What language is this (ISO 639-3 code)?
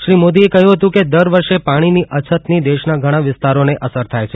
guj